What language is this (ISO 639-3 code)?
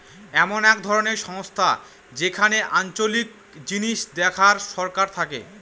ben